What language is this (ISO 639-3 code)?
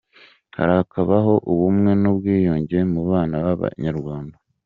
kin